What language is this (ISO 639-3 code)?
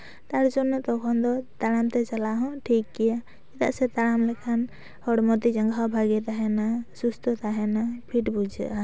sat